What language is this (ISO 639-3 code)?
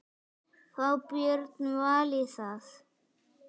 isl